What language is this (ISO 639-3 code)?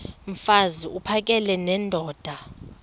xho